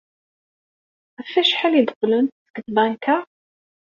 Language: Kabyle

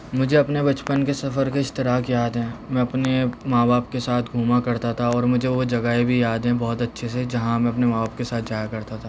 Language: Urdu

